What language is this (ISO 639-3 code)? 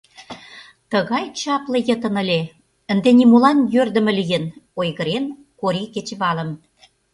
chm